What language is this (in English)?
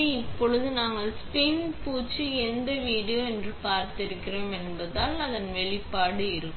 Tamil